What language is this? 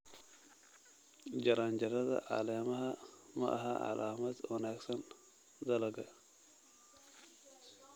Somali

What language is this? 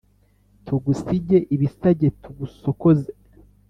Kinyarwanda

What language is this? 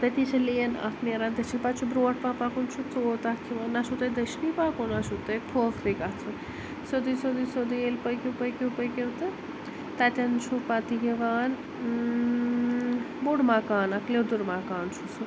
Kashmiri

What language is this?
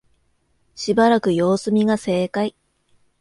Japanese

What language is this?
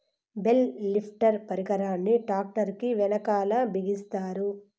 Telugu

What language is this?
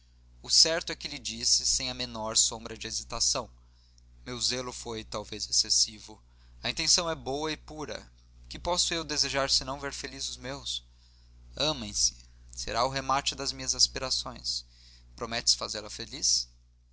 Portuguese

